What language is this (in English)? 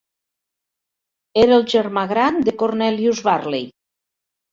Catalan